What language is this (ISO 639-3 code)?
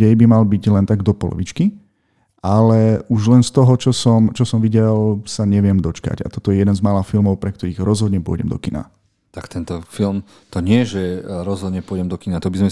slk